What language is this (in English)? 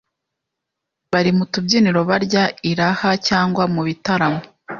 Kinyarwanda